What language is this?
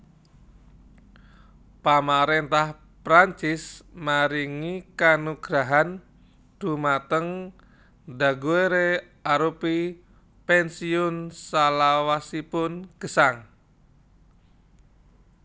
Javanese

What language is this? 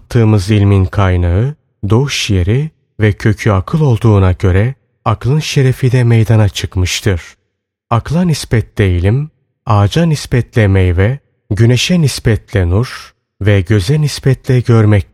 Turkish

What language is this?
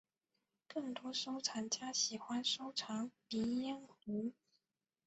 Chinese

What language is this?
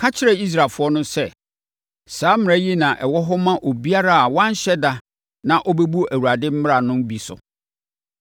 Akan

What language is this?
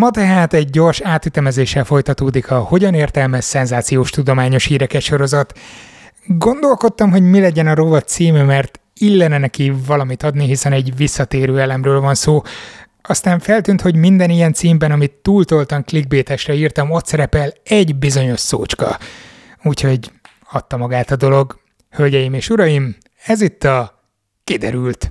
Hungarian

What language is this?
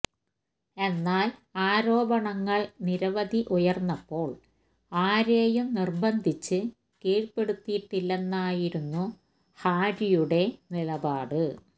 Malayalam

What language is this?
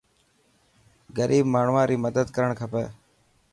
Dhatki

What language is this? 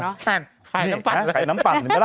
Thai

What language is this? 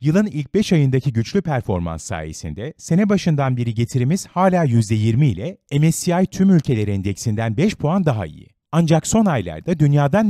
Turkish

